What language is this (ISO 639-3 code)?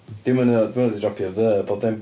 cym